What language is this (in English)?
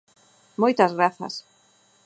Galician